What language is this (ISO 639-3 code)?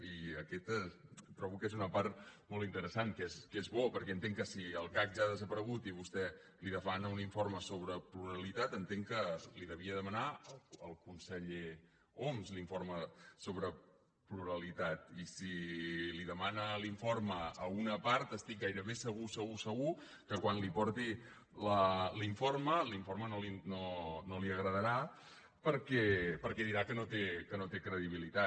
cat